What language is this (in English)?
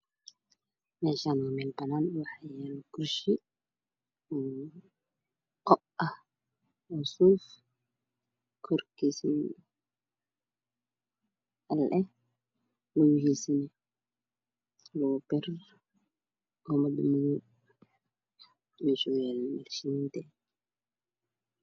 Somali